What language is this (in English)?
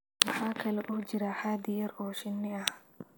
Somali